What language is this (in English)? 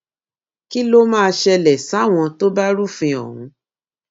Yoruba